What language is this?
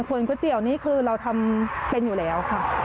Thai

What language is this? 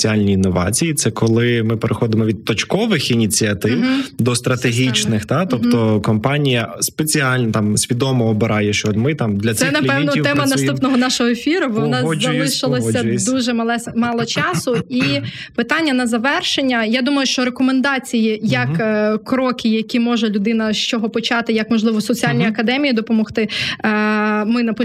Ukrainian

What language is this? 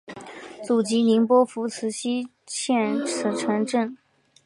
Chinese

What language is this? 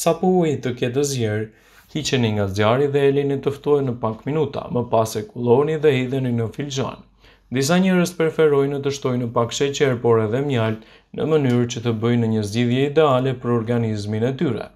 Romanian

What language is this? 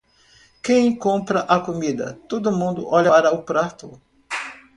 Portuguese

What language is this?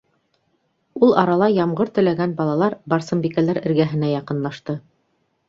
Bashkir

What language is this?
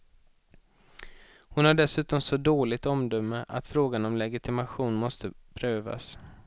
Swedish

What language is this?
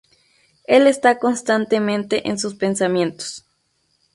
Spanish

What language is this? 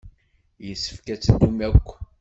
Kabyle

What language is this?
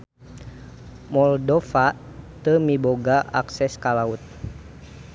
Sundanese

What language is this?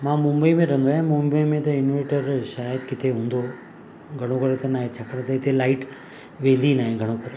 Sindhi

